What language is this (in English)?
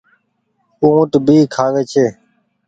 Goaria